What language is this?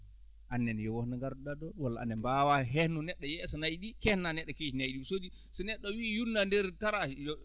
Fula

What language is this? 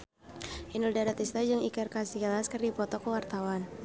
Sundanese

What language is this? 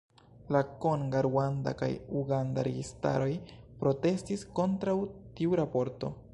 Esperanto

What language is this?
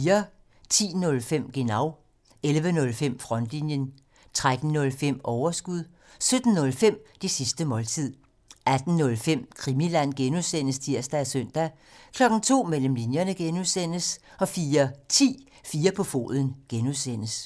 Danish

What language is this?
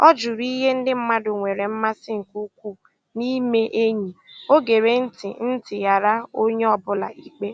Igbo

